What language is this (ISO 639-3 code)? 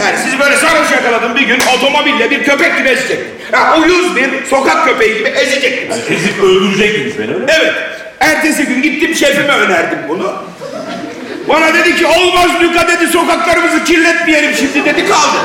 tur